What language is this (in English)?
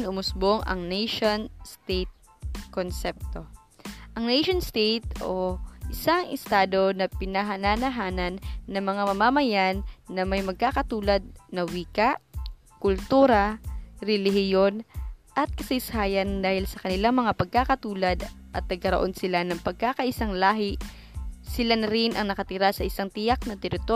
Filipino